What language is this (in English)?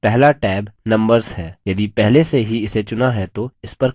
Hindi